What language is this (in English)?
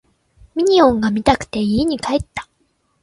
Japanese